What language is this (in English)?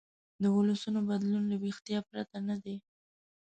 Pashto